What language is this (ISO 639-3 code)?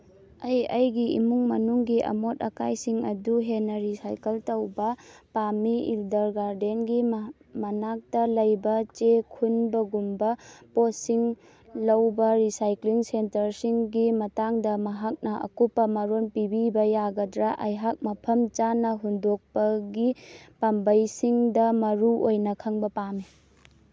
mni